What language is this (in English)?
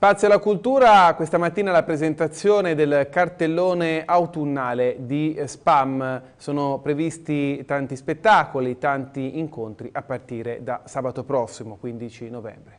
Italian